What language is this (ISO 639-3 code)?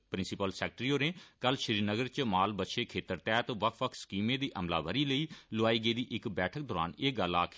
doi